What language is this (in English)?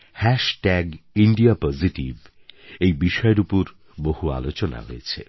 Bangla